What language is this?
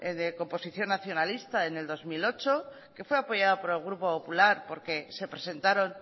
Spanish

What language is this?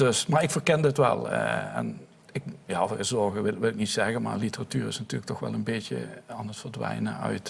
Dutch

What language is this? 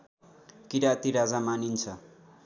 Nepali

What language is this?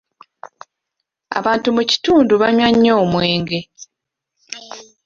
Ganda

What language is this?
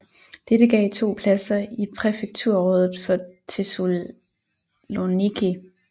Danish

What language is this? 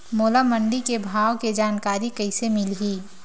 Chhattisgarhi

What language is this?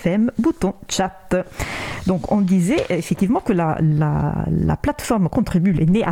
French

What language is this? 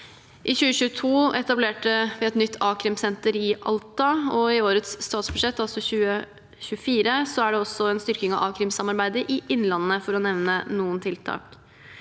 Norwegian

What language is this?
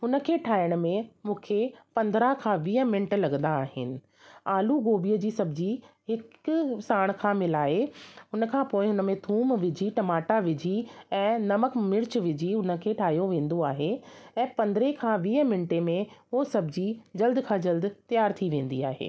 Sindhi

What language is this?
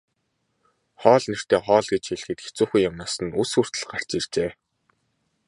Mongolian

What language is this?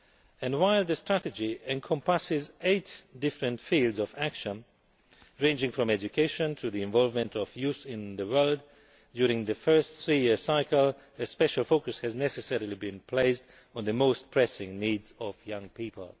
English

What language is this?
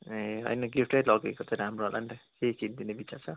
Nepali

